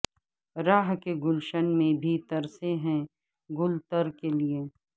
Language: Urdu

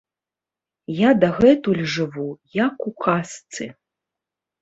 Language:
Belarusian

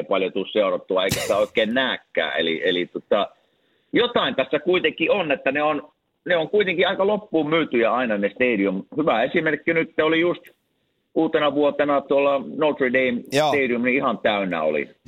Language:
Finnish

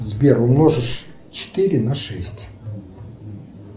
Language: Russian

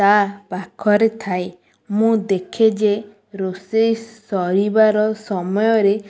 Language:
Odia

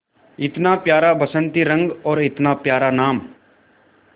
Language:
Hindi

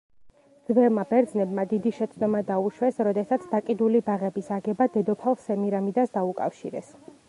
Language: Georgian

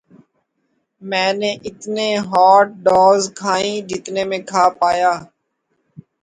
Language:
Urdu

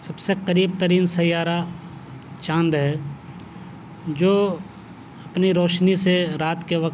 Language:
Urdu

